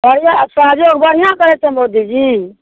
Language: Maithili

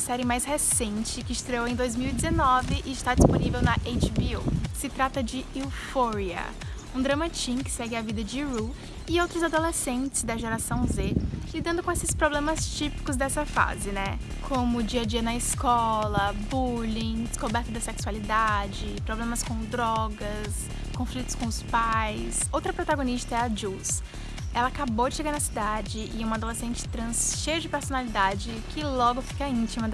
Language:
Portuguese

